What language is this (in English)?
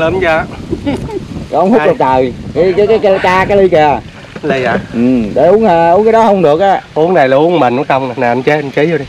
Vietnamese